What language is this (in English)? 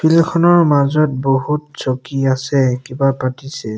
Assamese